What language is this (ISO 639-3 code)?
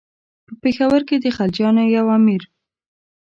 pus